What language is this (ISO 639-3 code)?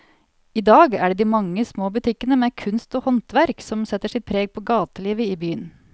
nor